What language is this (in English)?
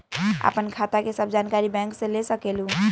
Magahi